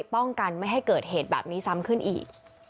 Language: Thai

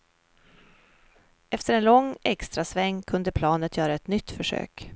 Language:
Swedish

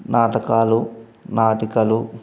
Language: Telugu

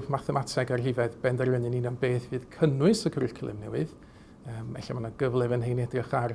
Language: Welsh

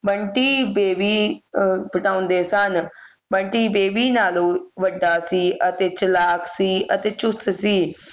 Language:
Punjabi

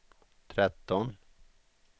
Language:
Swedish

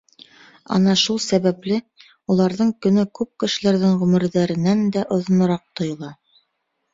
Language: Bashkir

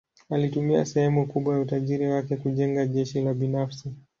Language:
Swahili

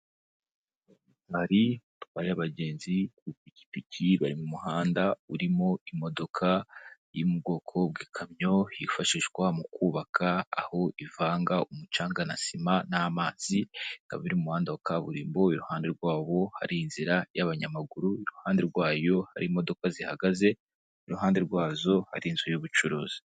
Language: Kinyarwanda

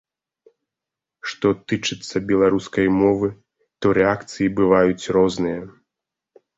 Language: Belarusian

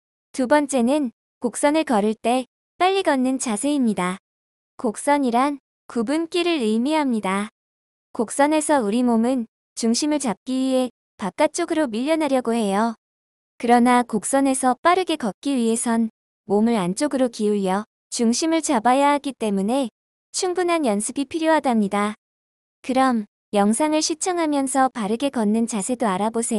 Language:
Korean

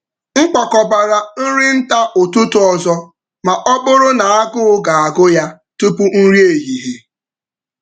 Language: Igbo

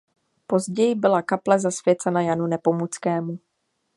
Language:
Czech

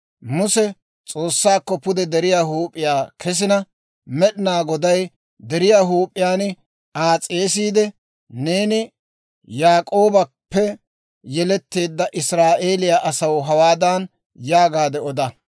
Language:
Dawro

